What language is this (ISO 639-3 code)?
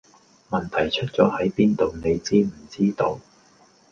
yue